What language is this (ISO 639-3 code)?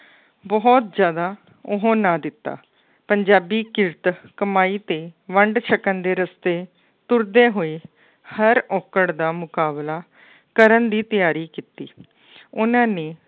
pan